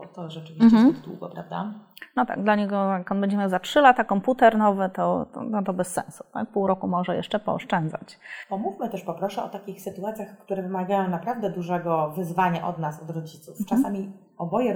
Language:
Polish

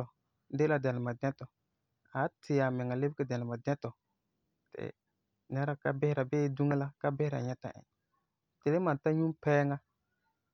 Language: Frafra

